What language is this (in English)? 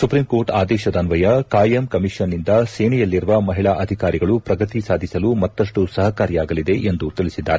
Kannada